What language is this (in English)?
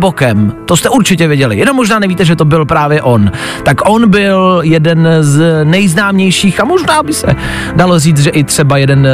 Czech